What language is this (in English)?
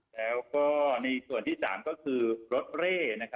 Thai